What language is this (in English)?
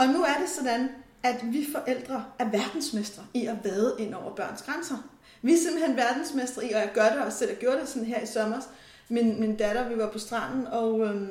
Danish